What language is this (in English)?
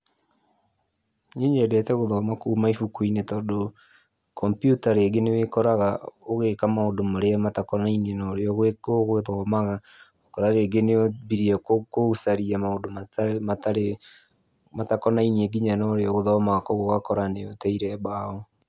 Kikuyu